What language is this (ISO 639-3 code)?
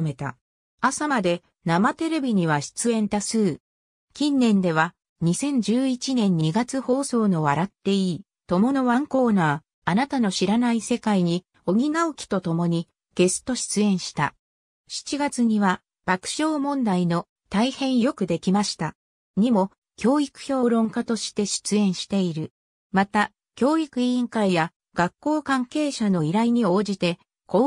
jpn